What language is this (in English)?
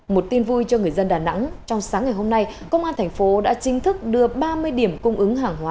Vietnamese